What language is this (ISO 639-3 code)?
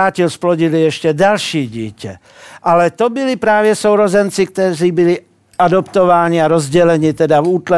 ces